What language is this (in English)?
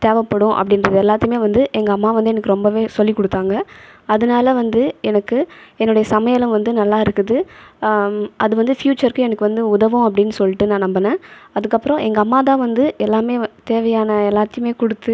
Tamil